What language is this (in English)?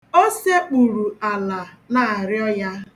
Igbo